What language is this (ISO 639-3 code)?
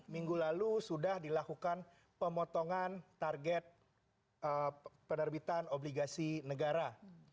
ind